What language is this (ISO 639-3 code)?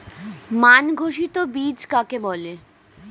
ben